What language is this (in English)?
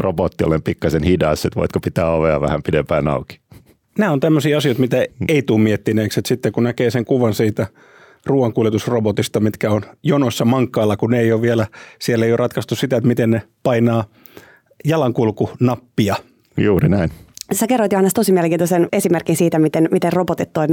Finnish